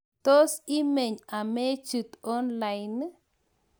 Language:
Kalenjin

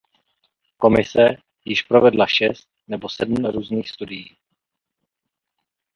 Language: Czech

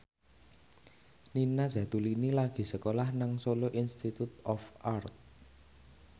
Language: Javanese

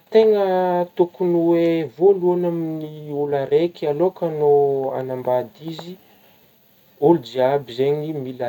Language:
Northern Betsimisaraka Malagasy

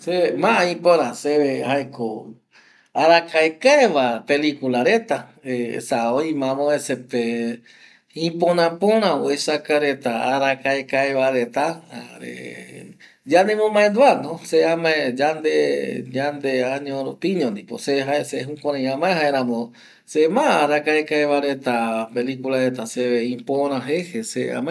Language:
Eastern Bolivian Guaraní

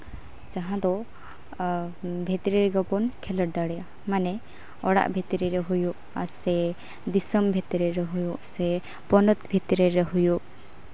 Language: Santali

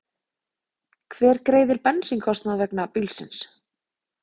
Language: Icelandic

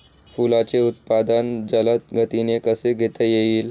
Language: Marathi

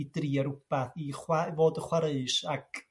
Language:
Welsh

